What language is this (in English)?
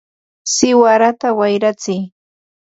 Ambo-Pasco Quechua